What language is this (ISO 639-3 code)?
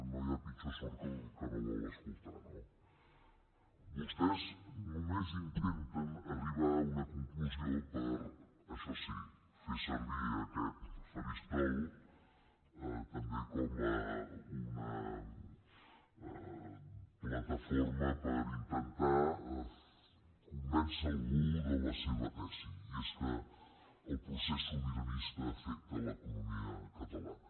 cat